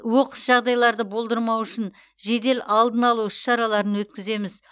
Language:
Kazakh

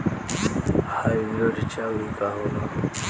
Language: Bhojpuri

